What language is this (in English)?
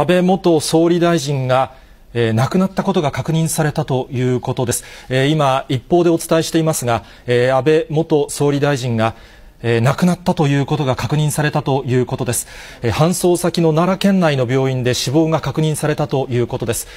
Japanese